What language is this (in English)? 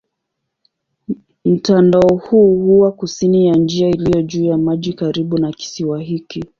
Swahili